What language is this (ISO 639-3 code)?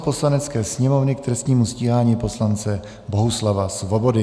ces